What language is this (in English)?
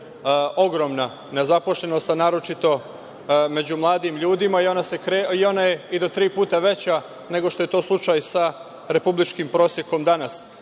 Serbian